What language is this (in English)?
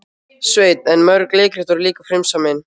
Icelandic